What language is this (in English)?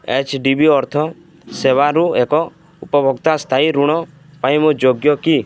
Odia